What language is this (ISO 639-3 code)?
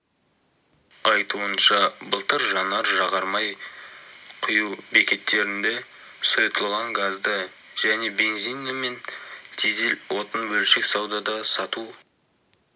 kaz